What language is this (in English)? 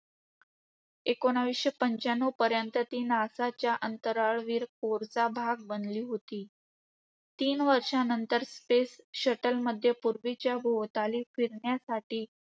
Marathi